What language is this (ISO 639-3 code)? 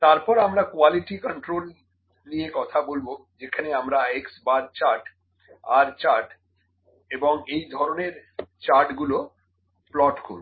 ben